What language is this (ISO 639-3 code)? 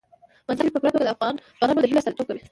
pus